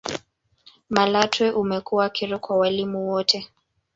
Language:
Swahili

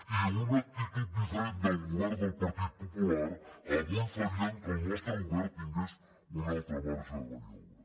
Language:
Catalan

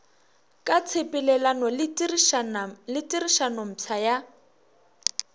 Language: Northern Sotho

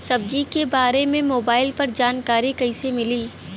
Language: Bhojpuri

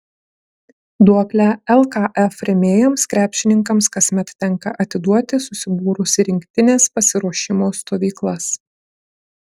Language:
Lithuanian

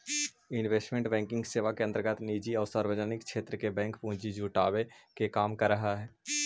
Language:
Magahi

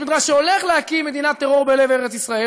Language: Hebrew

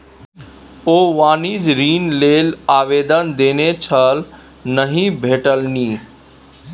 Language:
Maithili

